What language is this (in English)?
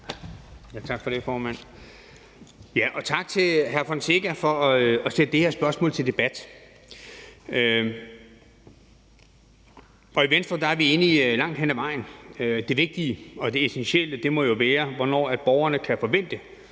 Danish